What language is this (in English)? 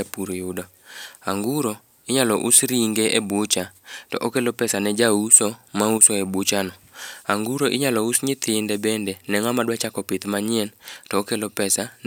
Luo (Kenya and Tanzania)